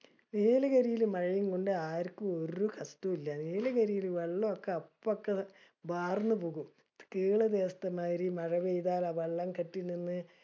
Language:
Malayalam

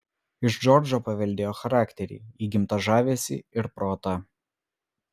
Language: Lithuanian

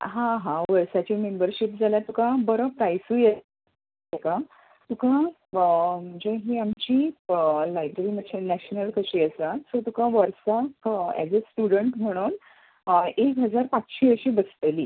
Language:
Konkani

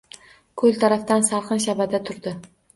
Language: Uzbek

